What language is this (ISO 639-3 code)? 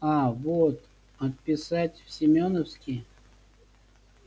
rus